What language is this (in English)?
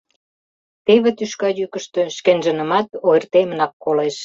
Mari